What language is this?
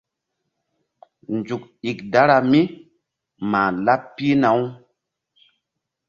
Mbum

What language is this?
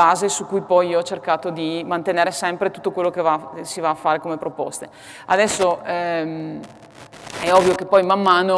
Italian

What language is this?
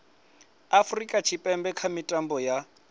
Venda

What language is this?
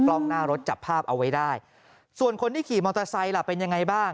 Thai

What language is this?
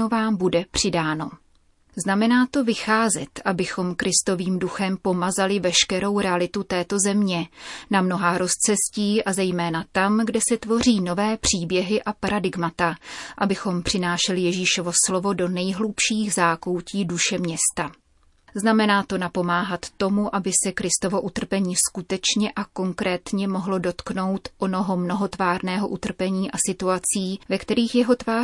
Czech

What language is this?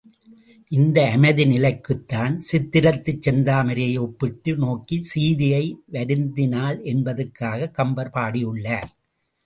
Tamil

